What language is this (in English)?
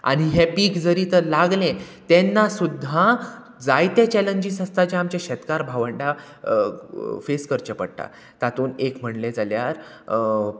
Konkani